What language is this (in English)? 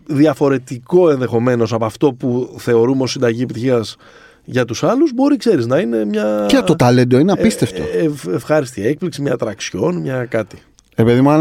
Greek